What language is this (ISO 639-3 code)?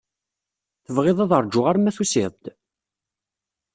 kab